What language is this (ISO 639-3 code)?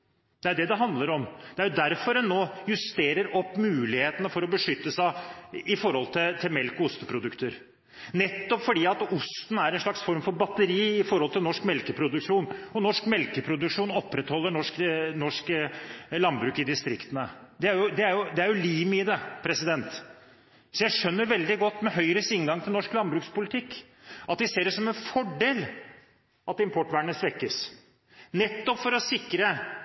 nob